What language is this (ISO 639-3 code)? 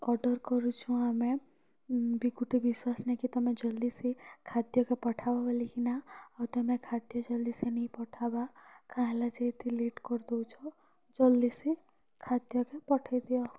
ori